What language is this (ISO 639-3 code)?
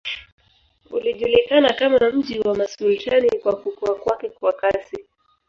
swa